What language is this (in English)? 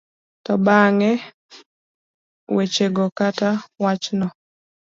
Luo (Kenya and Tanzania)